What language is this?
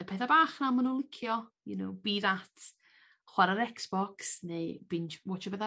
Welsh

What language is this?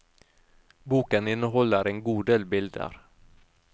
Norwegian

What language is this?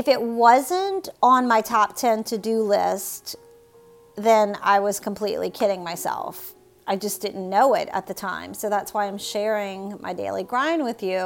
English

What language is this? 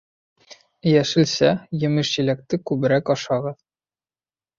Bashkir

